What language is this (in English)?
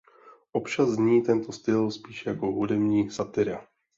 Czech